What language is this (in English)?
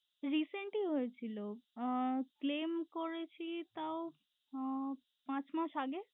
Bangla